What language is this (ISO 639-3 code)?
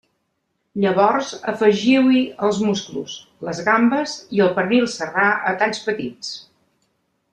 cat